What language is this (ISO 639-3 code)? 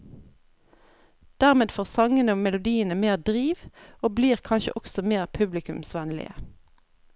nor